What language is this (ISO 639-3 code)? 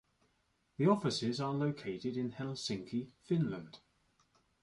eng